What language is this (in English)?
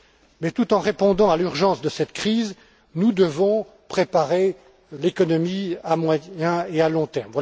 French